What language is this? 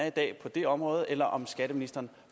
Danish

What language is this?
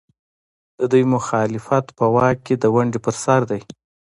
Pashto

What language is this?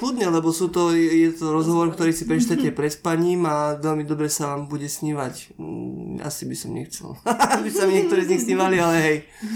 Slovak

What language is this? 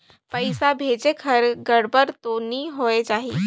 Chhattisgarhi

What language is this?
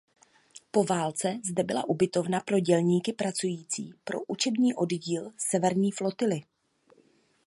Czech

